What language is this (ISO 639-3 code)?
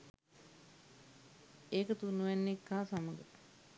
sin